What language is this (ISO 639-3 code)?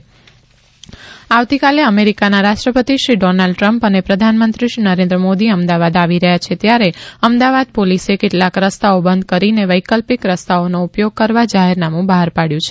guj